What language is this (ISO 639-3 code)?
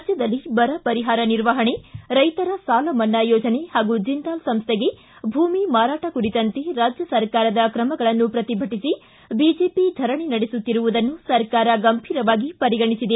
kan